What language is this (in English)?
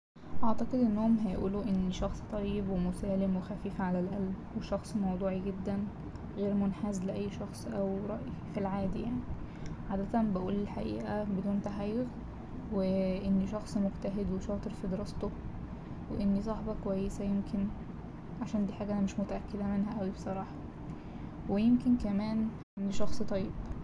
Egyptian Arabic